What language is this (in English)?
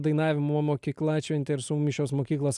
Lithuanian